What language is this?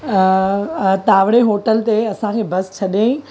Sindhi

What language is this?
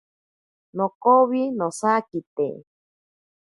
Ashéninka Perené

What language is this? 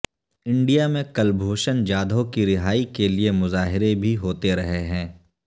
Urdu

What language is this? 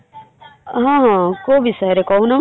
Odia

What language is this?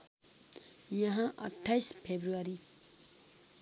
Nepali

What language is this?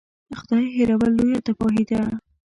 Pashto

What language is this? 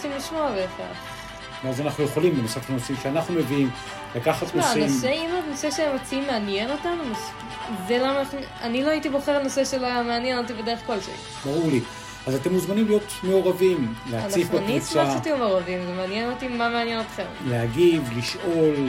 Hebrew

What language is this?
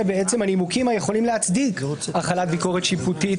Hebrew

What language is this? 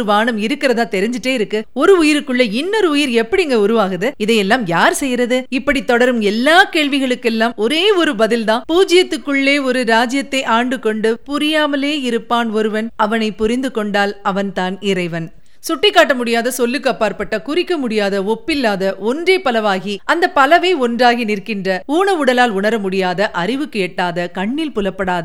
Tamil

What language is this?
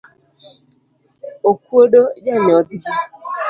Luo (Kenya and Tanzania)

